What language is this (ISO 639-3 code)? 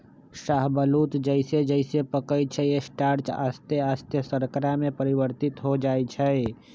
mag